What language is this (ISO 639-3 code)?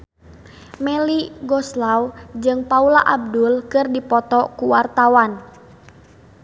sun